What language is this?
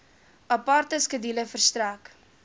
Afrikaans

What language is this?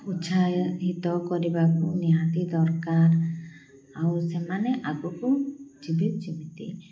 Odia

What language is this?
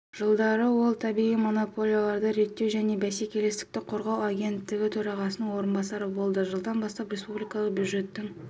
Kazakh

